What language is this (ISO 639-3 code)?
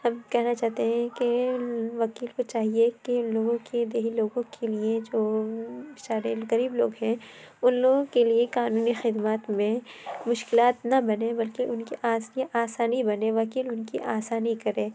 urd